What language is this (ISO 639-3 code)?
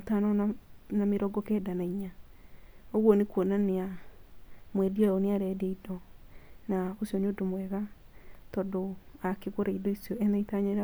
kik